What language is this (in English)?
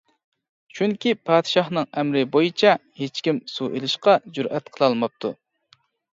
Uyghur